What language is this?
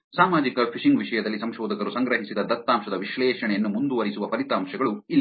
Kannada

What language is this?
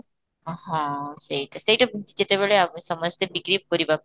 Odia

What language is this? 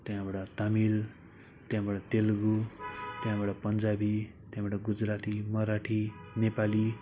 Nepali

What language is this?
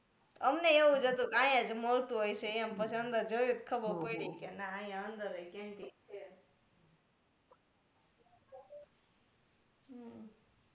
Gujarati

